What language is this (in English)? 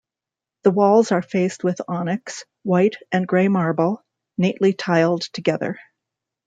English